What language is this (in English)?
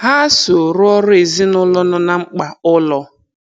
Igbo